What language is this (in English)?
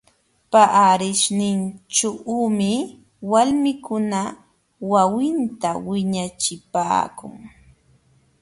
Jauja Wanca Quechua